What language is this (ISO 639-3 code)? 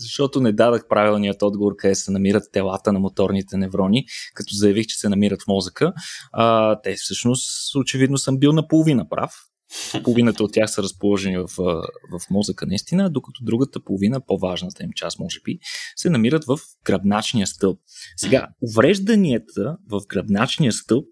bul